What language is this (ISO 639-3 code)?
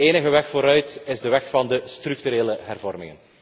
nld